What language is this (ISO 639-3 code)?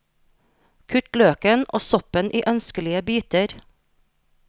nor